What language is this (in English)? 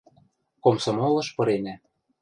Western Mari